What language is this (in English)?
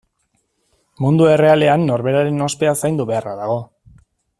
Basque